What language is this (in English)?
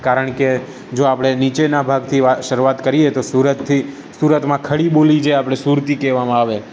Gujarati